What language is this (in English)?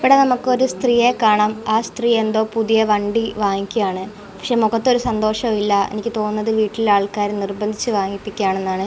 Malayalam